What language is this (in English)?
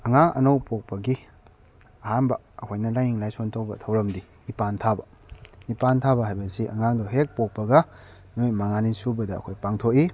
Manipuri